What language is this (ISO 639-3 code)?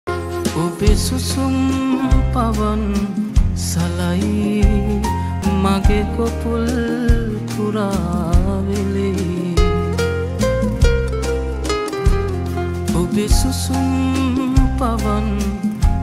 ron